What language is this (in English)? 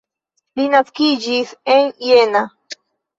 Esperanto